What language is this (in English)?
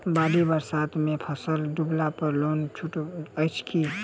Maithili